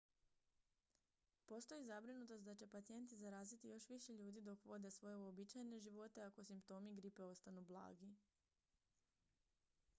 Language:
Croatian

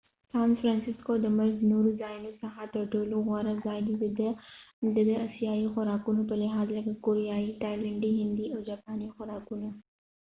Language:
Pashto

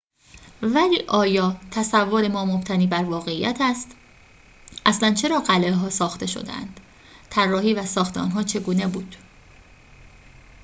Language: Persian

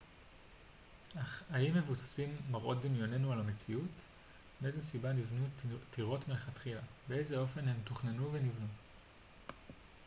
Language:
Hebrew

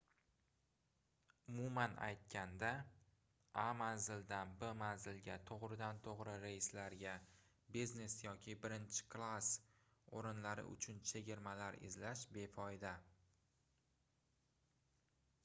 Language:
Uzbek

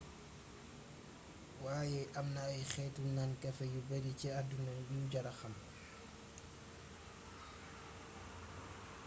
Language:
Wolof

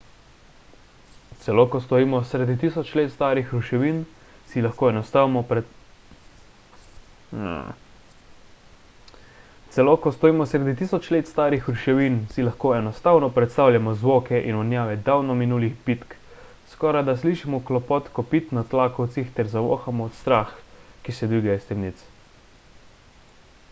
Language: Slovenian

